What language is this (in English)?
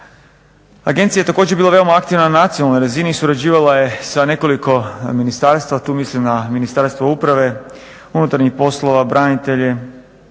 Croatian